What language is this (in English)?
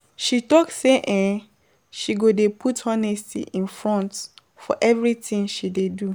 Nigerian Pidgin